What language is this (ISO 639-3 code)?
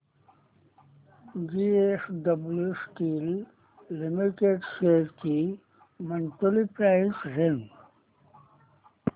mar